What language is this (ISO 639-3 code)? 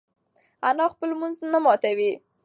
pus